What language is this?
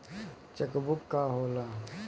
Bhojpuri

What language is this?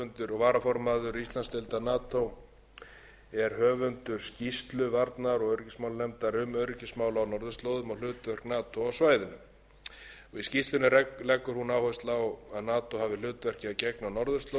Icelandic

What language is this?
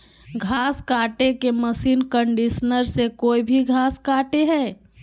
Magahi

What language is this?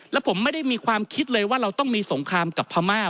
Thai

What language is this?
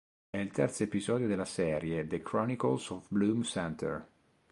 Italian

